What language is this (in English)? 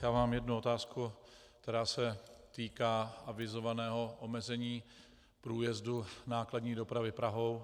Czech